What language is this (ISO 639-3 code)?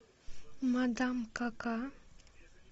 rus